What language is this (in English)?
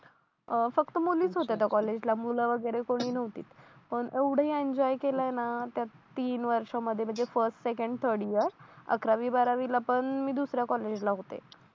Marathi